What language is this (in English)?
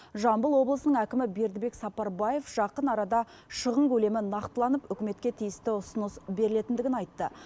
Kazakh